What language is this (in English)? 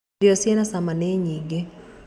Kikuyu